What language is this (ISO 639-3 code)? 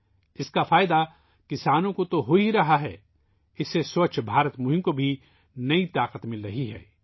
urd